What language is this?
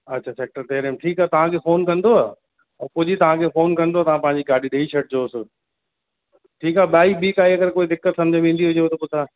Sindhi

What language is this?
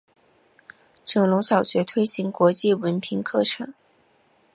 Chinese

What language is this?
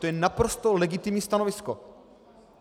Czech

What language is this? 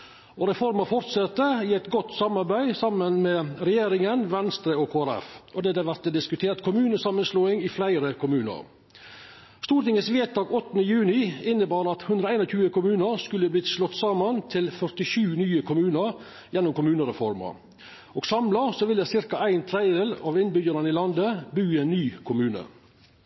Norwegian Nynorsk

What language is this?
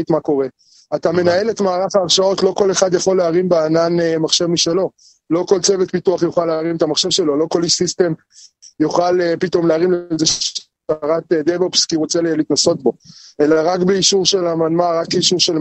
Hebrew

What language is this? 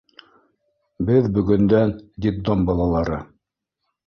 Bashkir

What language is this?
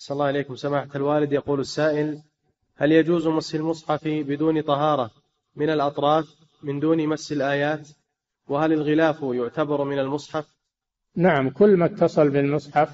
Arabic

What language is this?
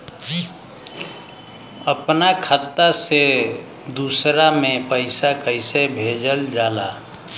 Bhojpuri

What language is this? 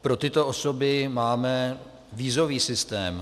Czech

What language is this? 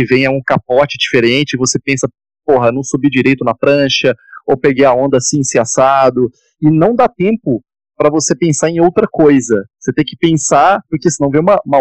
Portuguese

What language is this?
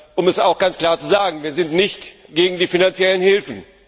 German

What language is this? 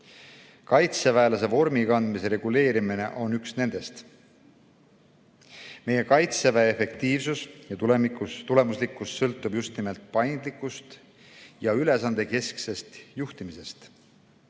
Estonian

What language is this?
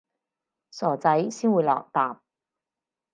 Cantonese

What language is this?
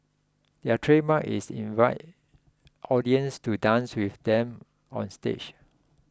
English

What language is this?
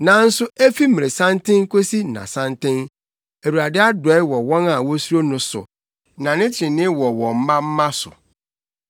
Akan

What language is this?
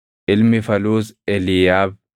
Oromo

